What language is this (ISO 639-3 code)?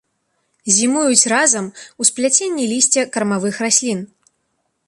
bel